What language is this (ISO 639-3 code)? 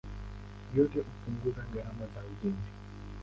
swa